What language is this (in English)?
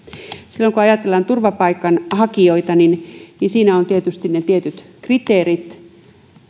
Finnish